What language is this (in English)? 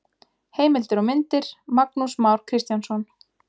Icelandic